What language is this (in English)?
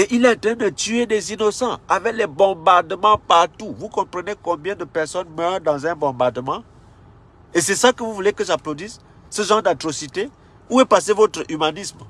French